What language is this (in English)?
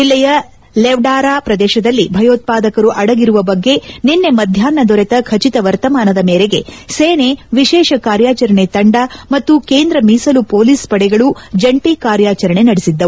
Kannada